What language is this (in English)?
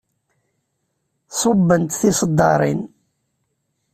Kabyle